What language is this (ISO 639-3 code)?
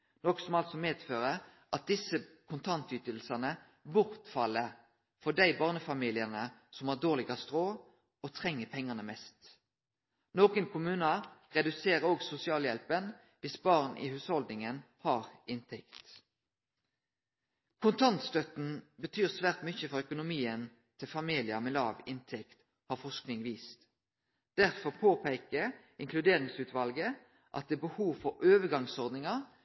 nno